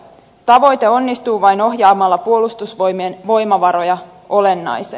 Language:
Finnish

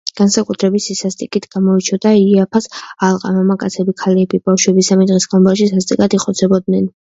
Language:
Georgian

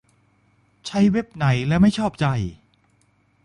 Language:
Thai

